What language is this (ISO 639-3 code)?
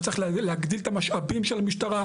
heb